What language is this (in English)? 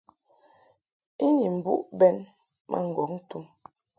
Mungaka